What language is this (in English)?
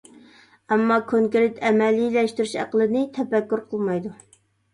Uyghur